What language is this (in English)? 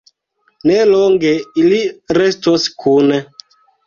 Esperanto